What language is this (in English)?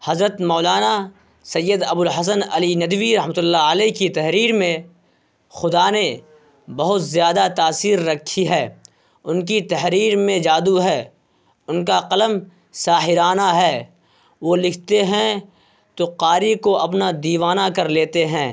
Urdu